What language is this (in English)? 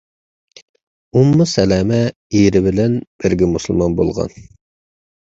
Uyghur